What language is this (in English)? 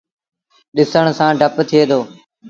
Sindhi Bhil